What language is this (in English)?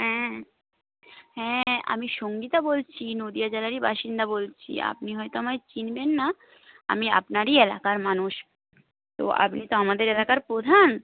Bangla